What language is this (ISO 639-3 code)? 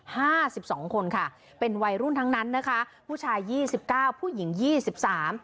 tha